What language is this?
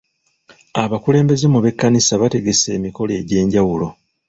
Ganda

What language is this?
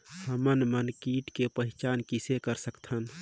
Chhattisgarhi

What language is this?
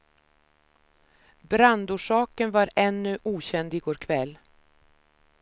Swedish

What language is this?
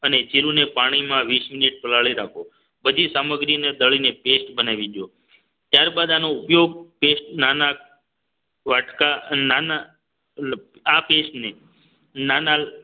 Gujarati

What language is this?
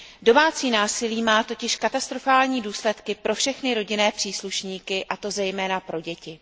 Czech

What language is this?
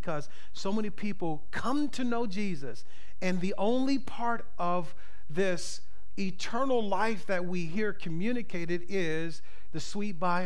English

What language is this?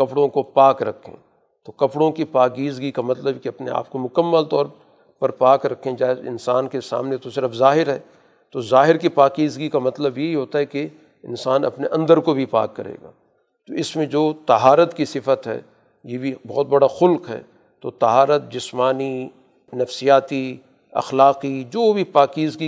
Urdu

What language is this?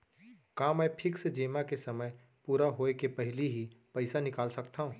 Chhattisgarhi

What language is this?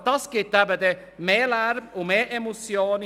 Swiss German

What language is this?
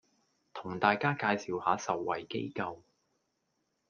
Cantonese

